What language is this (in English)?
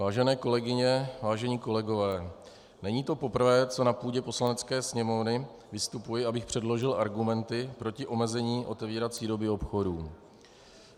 Czech